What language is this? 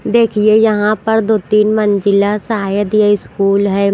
Hindi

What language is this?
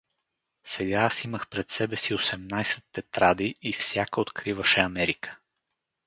Bulgarian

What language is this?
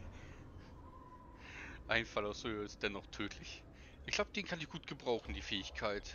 German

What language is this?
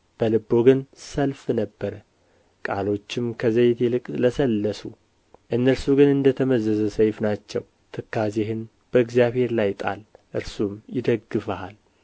Amharic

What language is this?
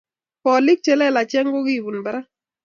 Kalenjin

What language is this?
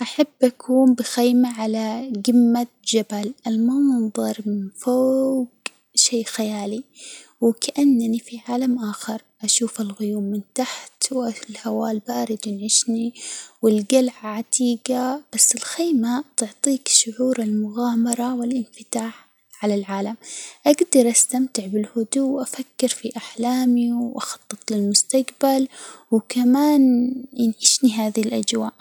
Hijazi Arabic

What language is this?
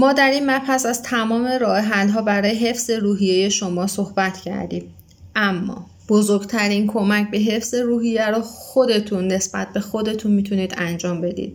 Persian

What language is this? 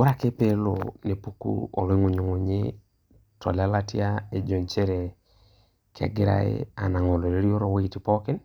Masai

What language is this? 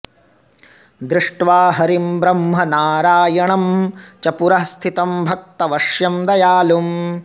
Sanskrit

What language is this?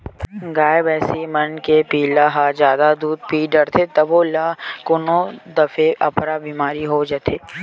Chhattisgarhi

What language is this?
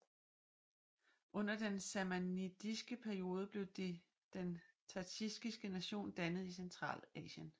Danish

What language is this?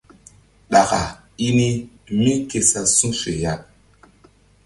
Mbum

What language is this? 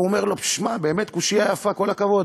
Hebrew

